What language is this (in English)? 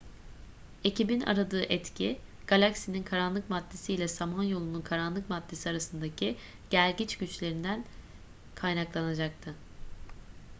Turkish